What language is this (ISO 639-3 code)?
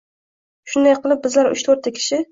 uzb